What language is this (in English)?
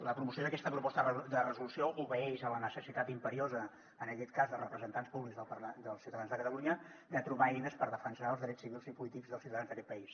Catalan